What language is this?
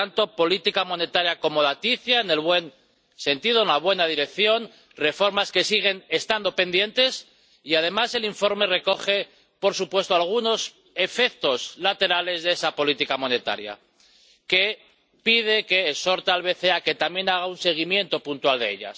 Spanish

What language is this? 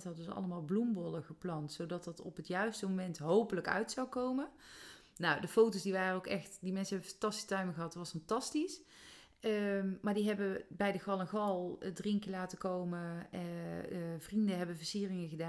Dutch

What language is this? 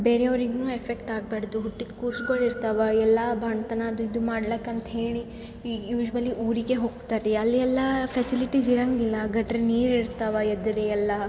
Kannada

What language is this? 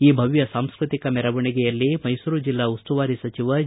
Kannada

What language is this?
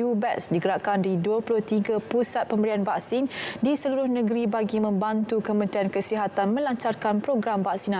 Malay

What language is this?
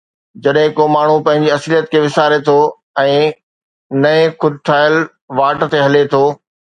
Sindhi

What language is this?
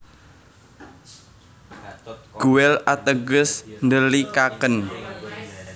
Javanese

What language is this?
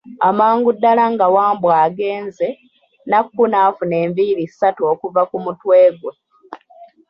Ganda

